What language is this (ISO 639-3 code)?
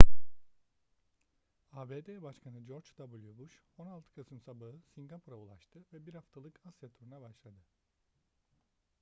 tur